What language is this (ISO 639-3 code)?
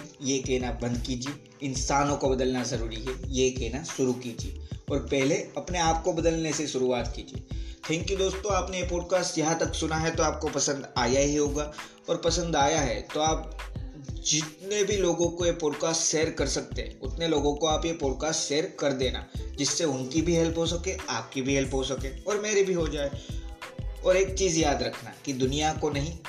hin